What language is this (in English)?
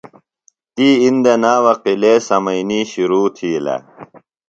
Phalura